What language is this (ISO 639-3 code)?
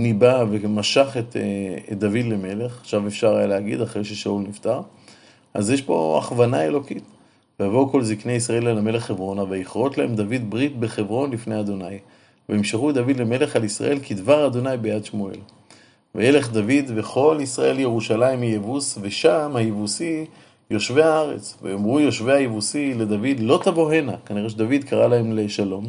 heb